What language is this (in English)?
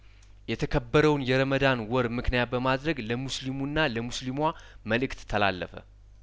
Amharic